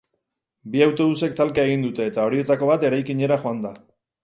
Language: Basque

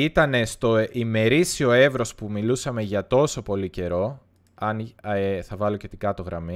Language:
Greek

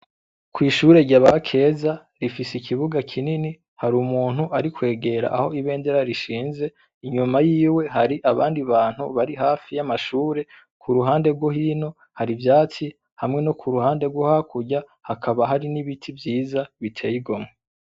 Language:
Rundi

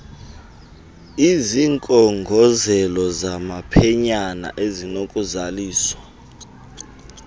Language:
Xhosa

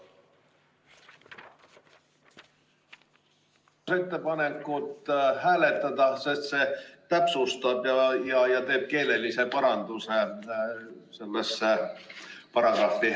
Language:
Estonian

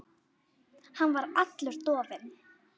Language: Icelandic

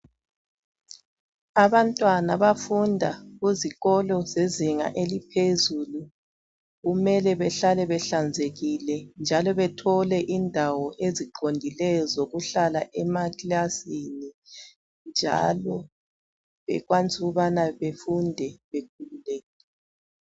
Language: North Ndebele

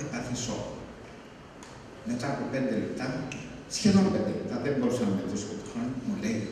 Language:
Greek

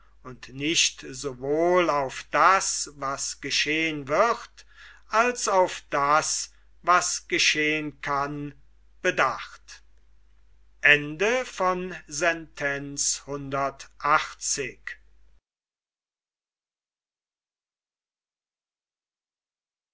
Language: German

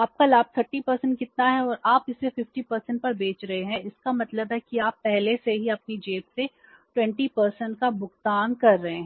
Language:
Hindi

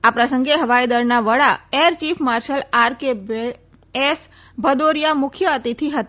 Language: Gujarati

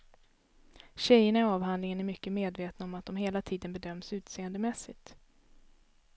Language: Swedish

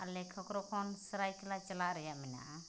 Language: Santali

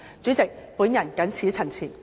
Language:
Cantonese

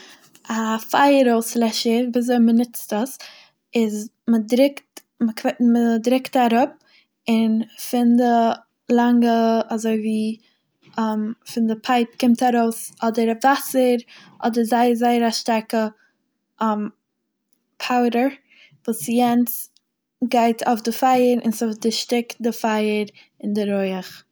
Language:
Yiddish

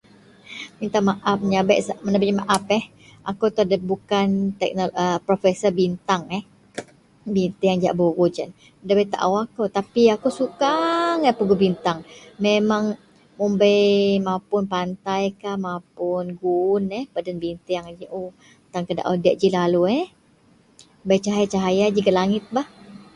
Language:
Central Melanau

